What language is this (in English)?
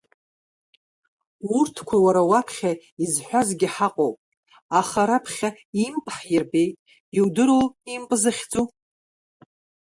Abkhazian